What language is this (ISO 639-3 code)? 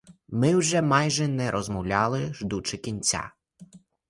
ukr